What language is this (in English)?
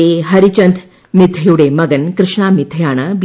Malayalam